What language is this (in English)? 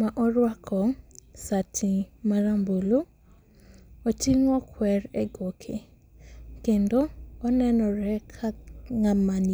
Luo (Kenya and Tanzania)